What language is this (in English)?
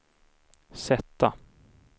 Swedish